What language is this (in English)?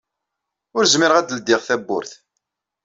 Kabyle